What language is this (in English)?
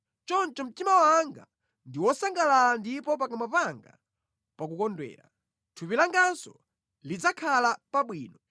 Nyanja